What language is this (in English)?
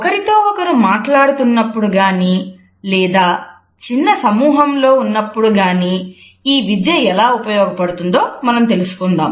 Telugu